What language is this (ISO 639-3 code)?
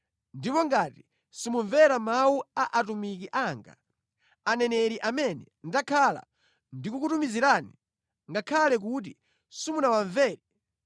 nya